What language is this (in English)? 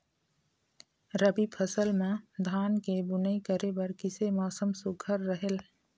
Chhattisgarhi